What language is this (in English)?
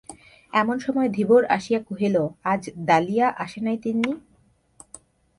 Bangla